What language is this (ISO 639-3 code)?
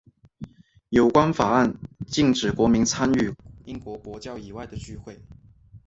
zho